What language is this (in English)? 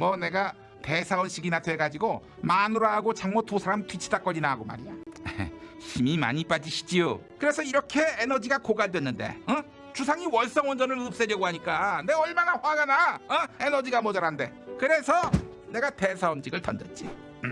Korean